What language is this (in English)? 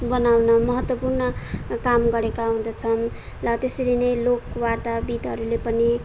Nepali